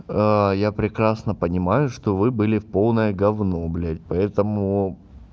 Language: Russian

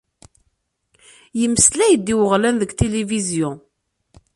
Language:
Kabyle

